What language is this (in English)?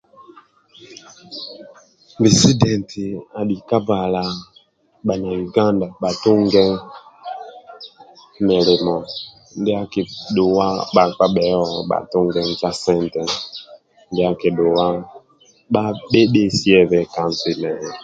Amba (Uganda)